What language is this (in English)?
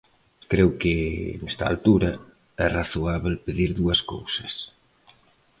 Galician